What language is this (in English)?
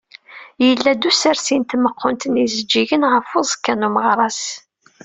Kabyle